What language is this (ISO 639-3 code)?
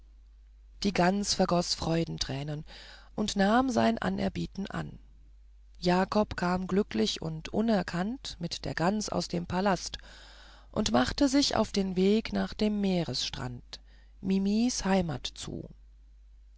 deu